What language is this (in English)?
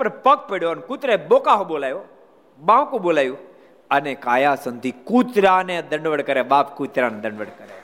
Gujarati